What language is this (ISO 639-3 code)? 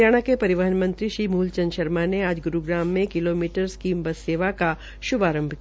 hin